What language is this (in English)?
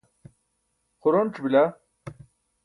Burushaski